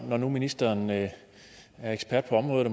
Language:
Danish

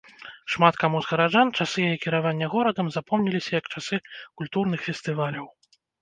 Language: Belarusian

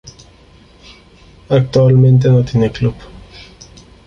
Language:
Spanish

